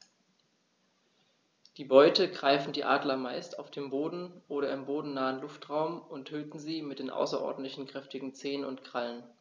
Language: German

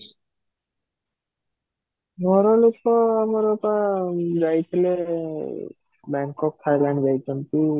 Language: Odia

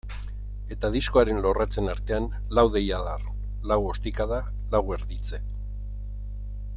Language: Basque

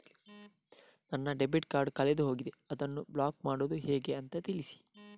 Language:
Kannada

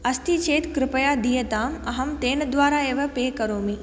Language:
Sanskrit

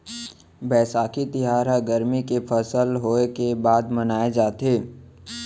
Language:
Chhattisgarhi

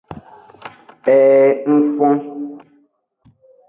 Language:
Aja (Benin)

